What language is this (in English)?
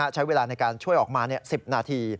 Thai